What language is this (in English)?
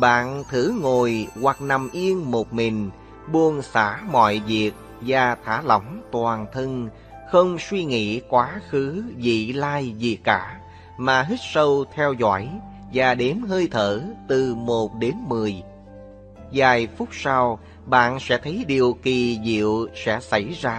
Vietnamese